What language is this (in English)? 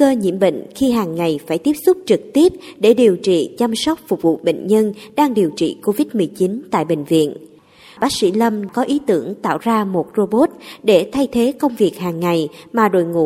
Vietnamese